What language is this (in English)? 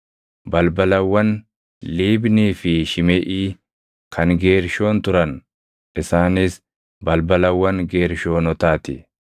Oromo